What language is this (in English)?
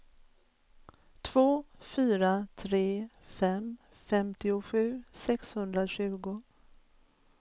Swedish